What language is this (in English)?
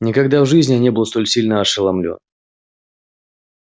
Russian